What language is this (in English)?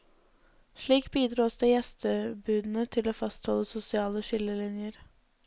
Norwegian